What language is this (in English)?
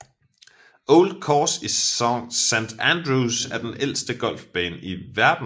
Danish